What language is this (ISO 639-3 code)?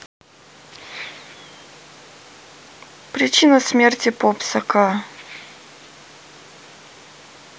rus